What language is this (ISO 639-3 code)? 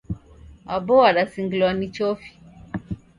dav